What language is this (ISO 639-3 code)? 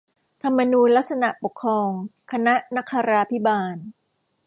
tha